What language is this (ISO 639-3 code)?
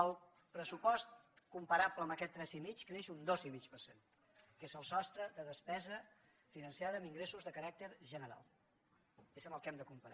cat